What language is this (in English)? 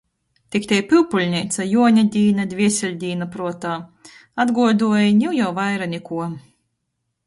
Latgalian